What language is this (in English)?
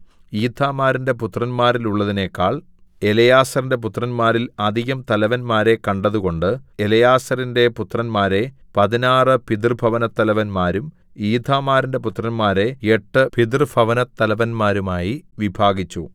Malayalam